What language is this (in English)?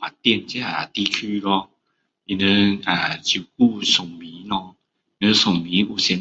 Min Dong Chinese